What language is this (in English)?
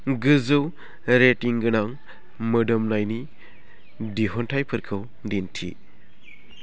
Bodo